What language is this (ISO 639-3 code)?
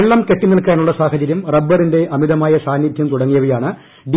mal